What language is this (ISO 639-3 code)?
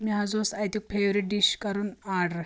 kas